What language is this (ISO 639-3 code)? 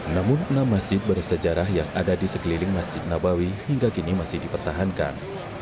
ind